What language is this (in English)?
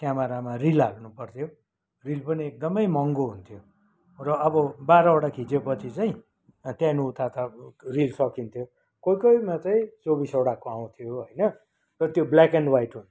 Nepali